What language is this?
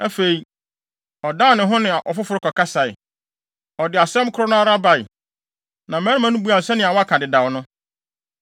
Akan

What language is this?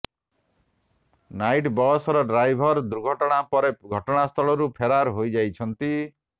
Odia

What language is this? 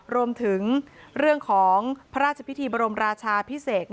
Thai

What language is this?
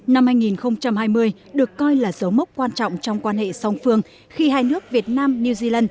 Vietnamese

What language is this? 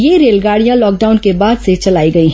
Hindi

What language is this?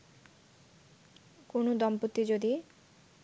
Bangla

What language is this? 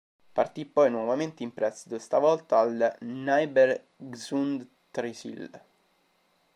Italian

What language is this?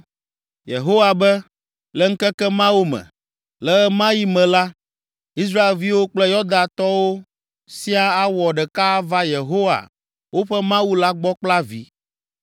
Ewe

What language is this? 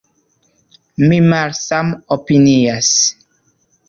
Esperanto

